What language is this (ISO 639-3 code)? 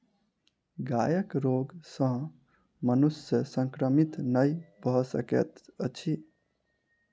mai